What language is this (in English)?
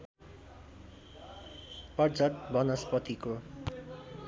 Nepali